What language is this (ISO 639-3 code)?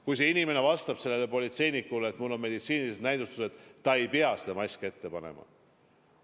est